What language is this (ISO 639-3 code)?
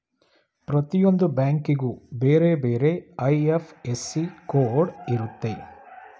kan